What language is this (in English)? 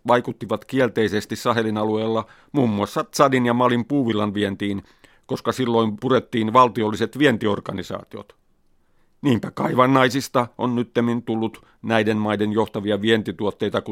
Finnish